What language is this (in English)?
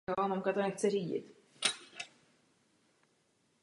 Czech